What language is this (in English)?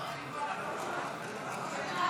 Hebrew